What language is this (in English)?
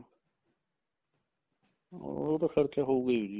Punjabi